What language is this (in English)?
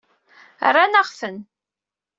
Kabyle